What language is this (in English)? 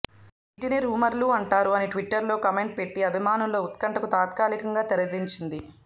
Telugu